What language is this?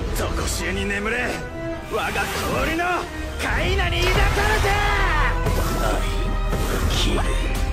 Japanese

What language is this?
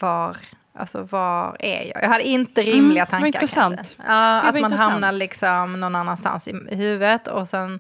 Swedish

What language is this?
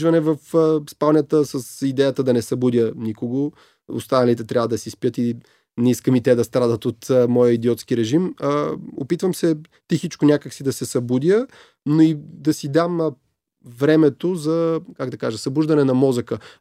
Bulgarian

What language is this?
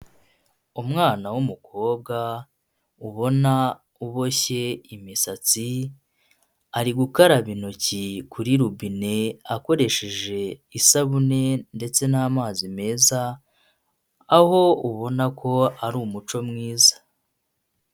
Kinyarwanda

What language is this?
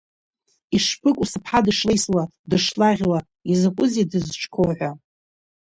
Abkhazian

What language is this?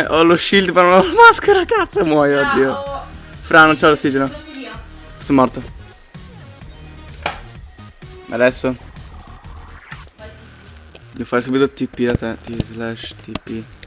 Italian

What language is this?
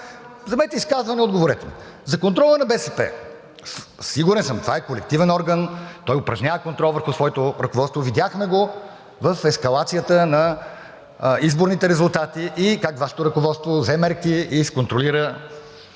Bulgarian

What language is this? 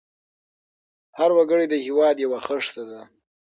Pashto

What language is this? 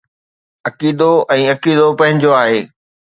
Sindhi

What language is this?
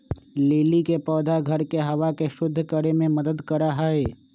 Magahi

